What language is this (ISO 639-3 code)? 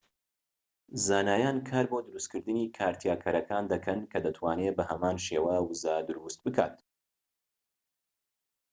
ckb